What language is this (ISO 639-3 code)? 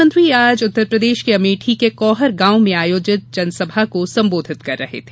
hin